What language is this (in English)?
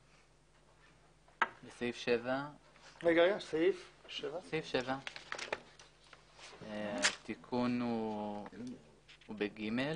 Hebrew